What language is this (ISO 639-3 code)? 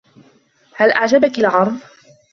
ara